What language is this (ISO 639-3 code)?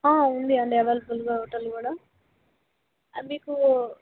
tel